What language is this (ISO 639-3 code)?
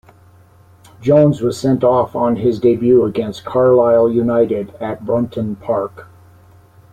eng